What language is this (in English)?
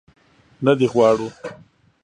Pashto